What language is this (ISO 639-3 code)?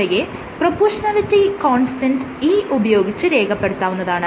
mal